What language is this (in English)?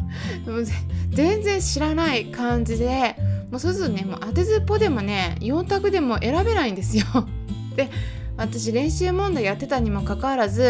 Japanese